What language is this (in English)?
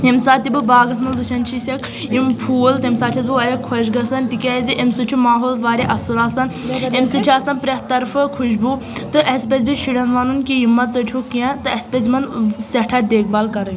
Kashmiri